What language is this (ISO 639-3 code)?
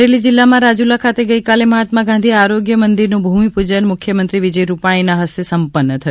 guj